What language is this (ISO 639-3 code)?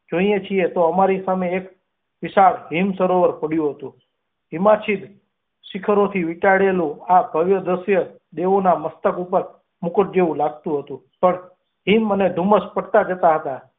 guj